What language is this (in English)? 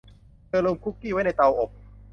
Thai